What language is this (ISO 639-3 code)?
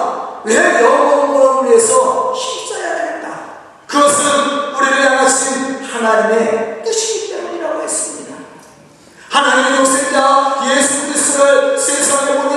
kor